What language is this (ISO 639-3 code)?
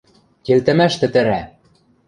mrj